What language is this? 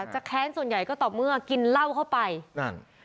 Thai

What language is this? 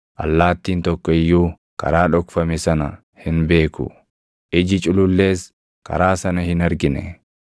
Oromo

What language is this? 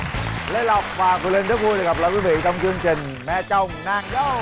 Vietnamese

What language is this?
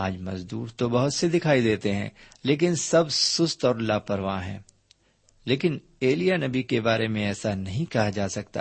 Urdu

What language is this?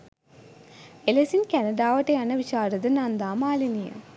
Sinhala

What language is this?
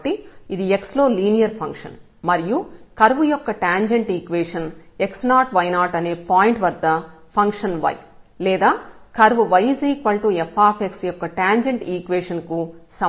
Telugu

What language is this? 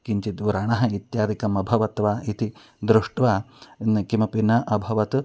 Sanskrit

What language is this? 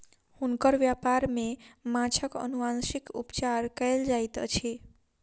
Maithili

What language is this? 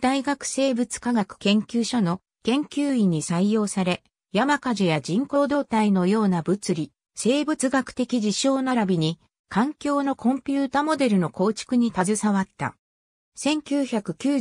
Japanese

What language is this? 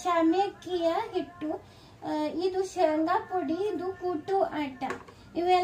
Hindi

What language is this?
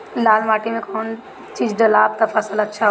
Bhojpuri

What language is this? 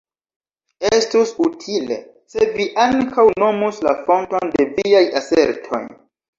Esperanto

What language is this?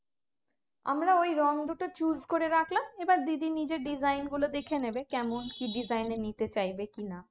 Bangla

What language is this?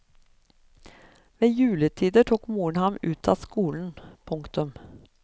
Norwegian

